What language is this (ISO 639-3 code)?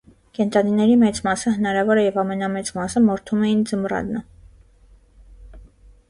hye